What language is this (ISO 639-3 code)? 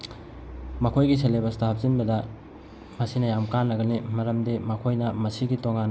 mni